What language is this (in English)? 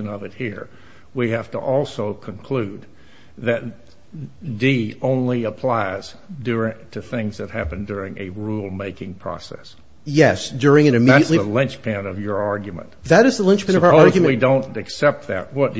English